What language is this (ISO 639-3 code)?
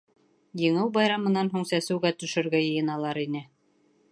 bak